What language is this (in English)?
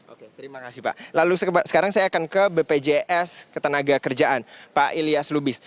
Indonesian